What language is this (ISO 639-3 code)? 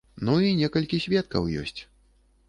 bel